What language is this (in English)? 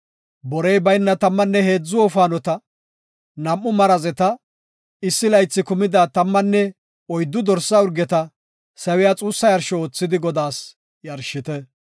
Gofa